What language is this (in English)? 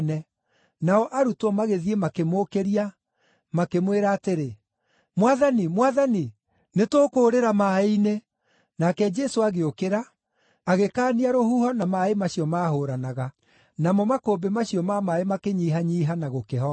Kikuyu